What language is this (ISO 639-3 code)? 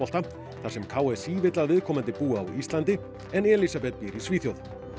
isl